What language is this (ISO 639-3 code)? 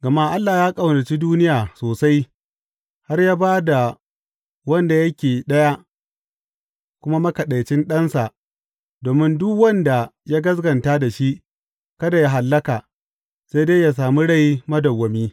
hau